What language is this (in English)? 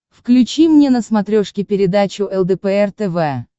Russian